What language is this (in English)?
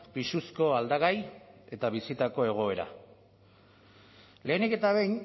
Basque